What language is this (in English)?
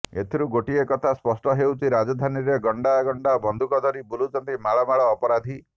Odia